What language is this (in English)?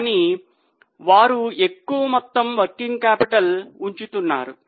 Telugu